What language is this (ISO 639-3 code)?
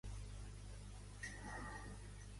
cat